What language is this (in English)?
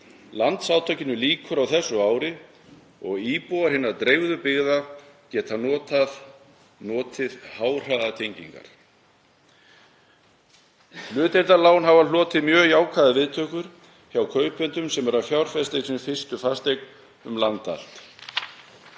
Icelandic